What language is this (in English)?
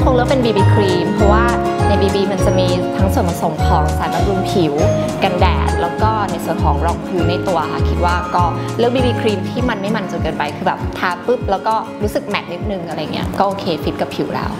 Thai